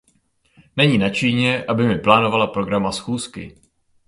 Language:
Czech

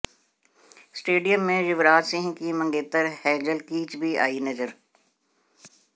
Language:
Hindi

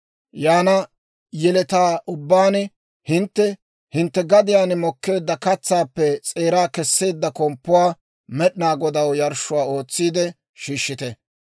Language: Dawro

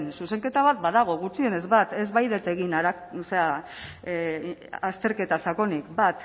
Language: Basque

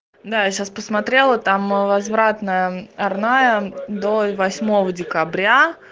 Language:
Russian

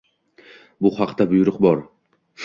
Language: Uzbek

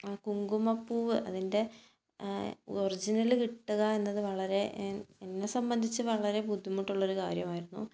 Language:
Malayalam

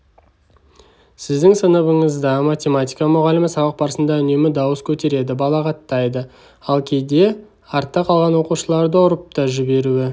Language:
Kazakh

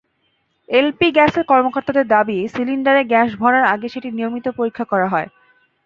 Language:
Bangla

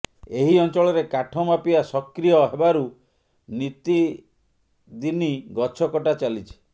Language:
Odia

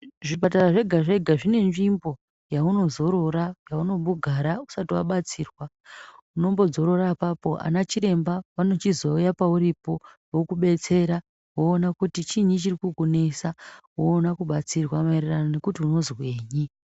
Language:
Ndau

